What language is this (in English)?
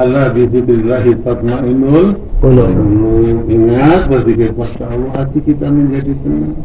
Indonesian